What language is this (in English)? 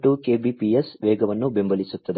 Kannada